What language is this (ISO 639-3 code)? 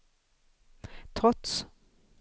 swe